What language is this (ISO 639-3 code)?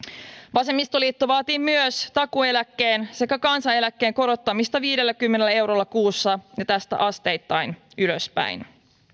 fin